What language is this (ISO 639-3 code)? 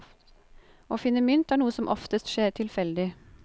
nor